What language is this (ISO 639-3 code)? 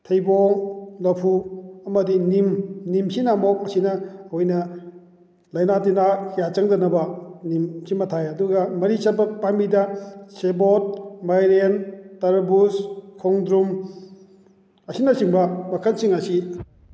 mni